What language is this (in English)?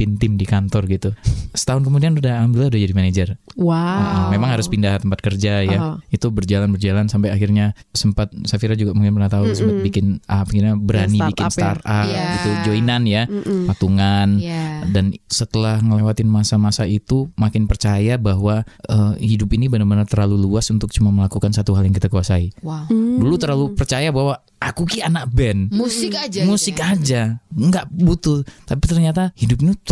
Indonesian